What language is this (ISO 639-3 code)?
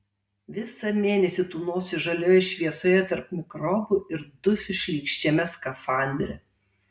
lit